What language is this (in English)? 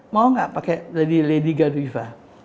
Indonesian